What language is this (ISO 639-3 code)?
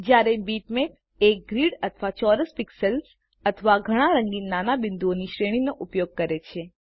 guj